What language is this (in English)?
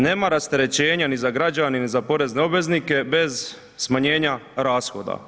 Croatian